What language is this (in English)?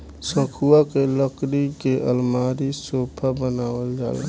Bhojpuri